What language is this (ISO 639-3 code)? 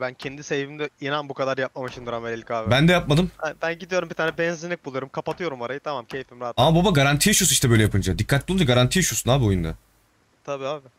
tur